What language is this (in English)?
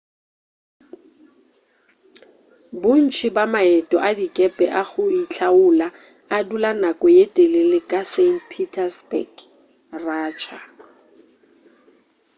Northern Sotho